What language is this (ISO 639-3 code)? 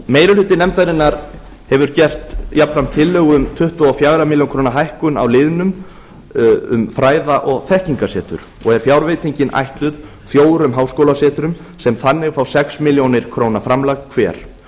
isl